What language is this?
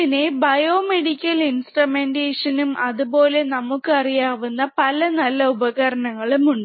Malayalam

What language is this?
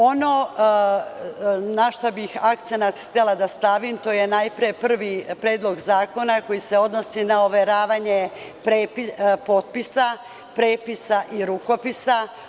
Serbian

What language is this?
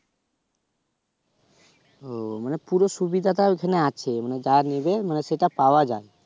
Bangla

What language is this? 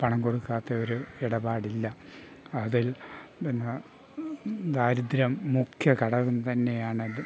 Malayalam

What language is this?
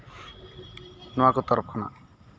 Santali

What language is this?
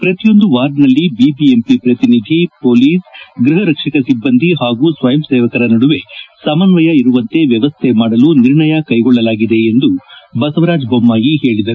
Kannada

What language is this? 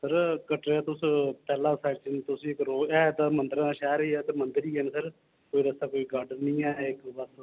Dogri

